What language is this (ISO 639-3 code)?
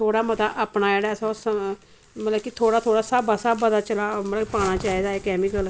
doi